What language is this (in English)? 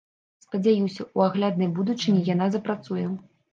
Belarusian